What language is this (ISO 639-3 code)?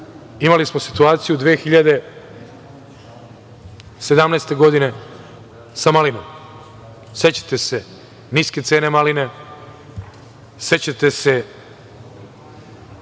srp